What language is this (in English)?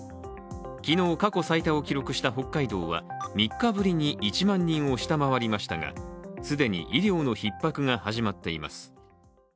Japanese